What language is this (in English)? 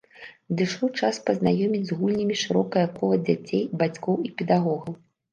Belarusian